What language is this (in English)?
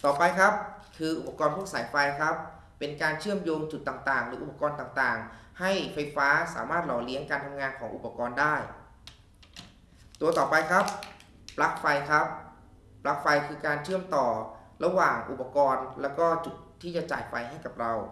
Thai